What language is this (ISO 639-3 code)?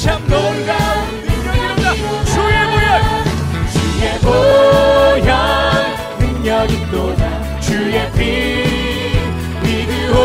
kor